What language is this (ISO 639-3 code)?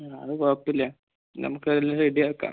mal